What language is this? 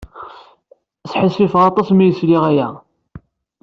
Kabyle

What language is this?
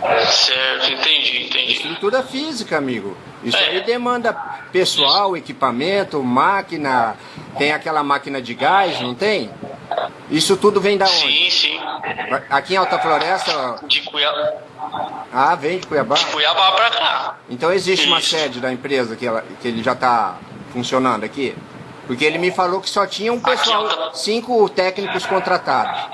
Portuguese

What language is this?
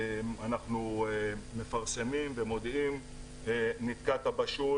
Hebrew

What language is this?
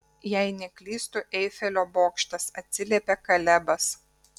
Lithuanian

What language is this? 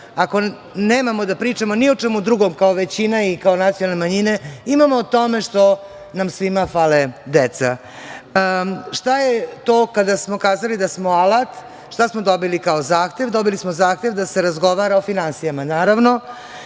Serbian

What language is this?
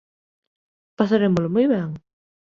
Galician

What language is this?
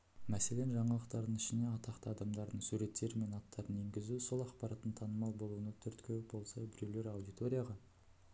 Kazakh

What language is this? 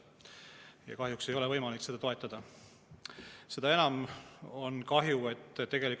Estonian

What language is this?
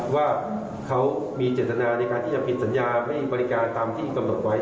Thai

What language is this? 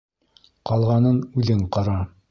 Bashkir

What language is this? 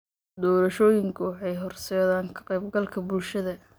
Somali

